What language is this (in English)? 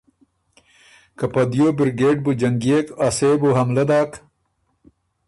Ormuri